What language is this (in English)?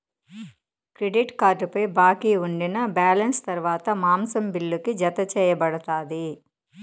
Telugu